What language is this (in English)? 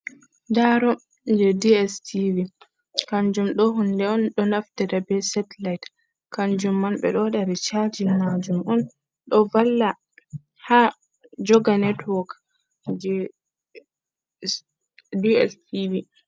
Fula